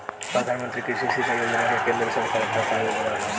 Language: Bhojpuri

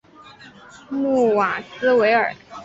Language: Chinese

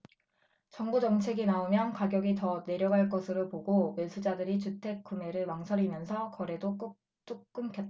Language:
Korean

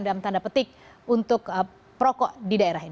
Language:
Indonesian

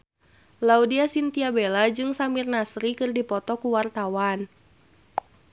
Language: Sundanese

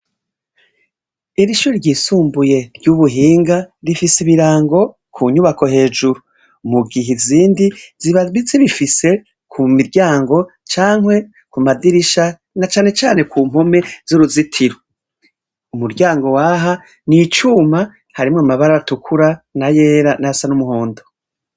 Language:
Rundi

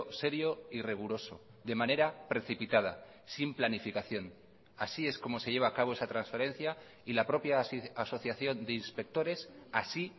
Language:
Spanish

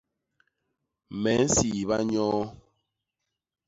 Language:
Basaa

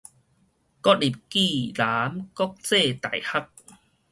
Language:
Min Nan Chinese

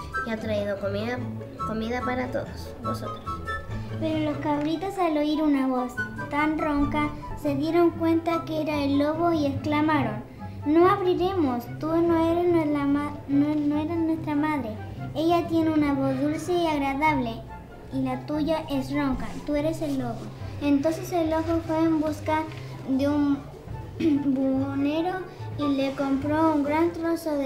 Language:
Spanish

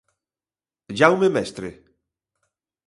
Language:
Galician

